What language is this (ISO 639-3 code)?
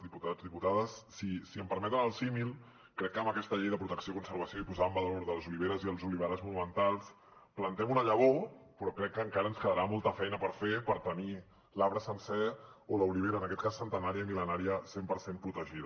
cat